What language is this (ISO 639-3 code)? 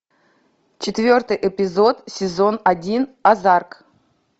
rus